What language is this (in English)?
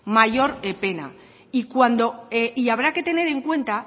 Spanish